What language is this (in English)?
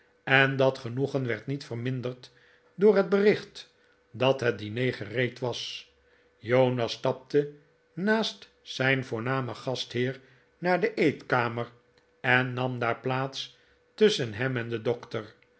Dutch